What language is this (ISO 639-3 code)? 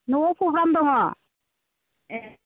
brx